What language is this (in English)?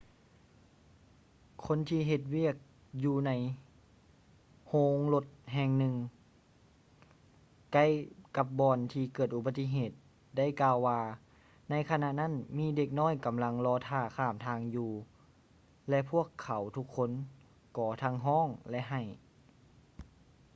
Lao